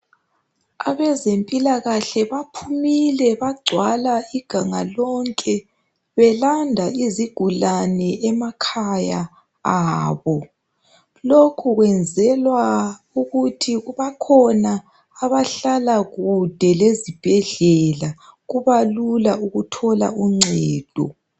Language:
North Ndebele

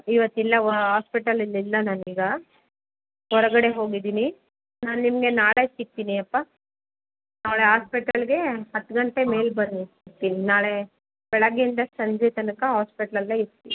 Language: Kannada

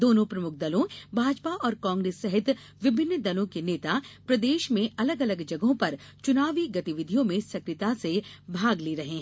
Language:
Hindi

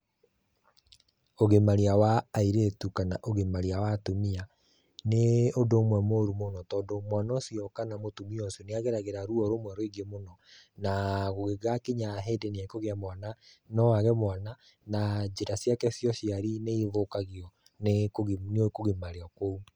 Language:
Kikuyu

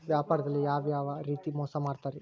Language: Kannada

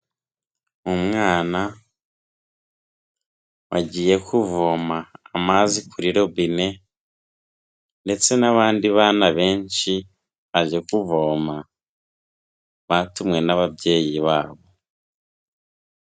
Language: Kinyarwanda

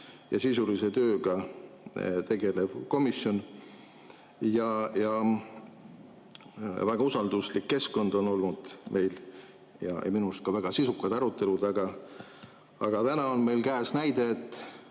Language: Estonian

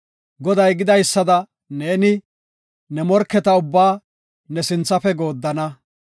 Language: Gofa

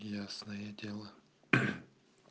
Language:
Russian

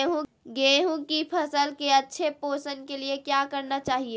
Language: Magahi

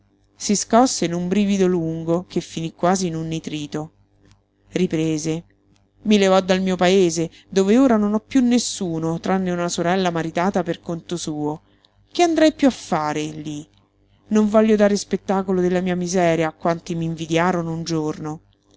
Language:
Italian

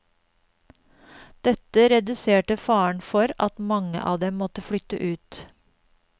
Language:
Norwegian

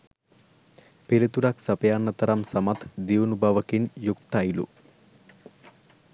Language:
Sinhala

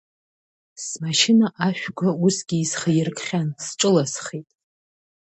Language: Abkhazian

